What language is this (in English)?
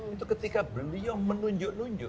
Indonesian